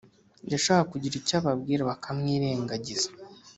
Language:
Kinyarwanda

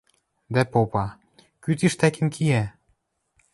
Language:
Western Mari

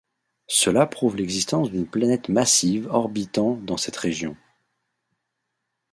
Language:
French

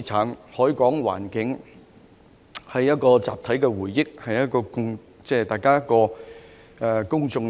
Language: Cantonese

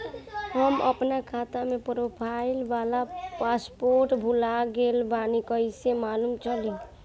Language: Bhojpuri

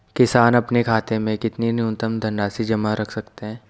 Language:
Hindi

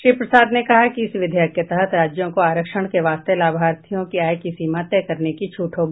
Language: Hindi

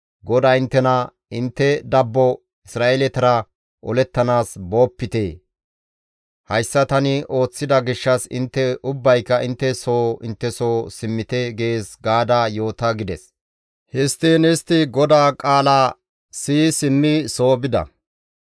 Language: Gamo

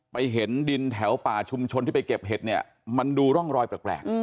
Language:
Thai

